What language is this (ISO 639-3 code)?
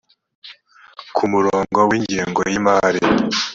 kin